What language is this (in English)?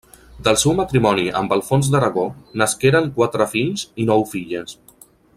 Catalan